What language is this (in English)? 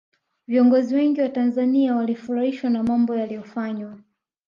Swahili